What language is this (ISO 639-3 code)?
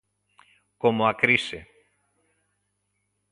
glg